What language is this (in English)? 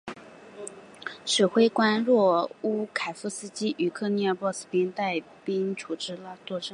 Chinese